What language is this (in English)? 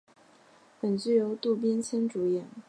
Chinese